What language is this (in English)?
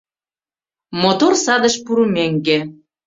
Mari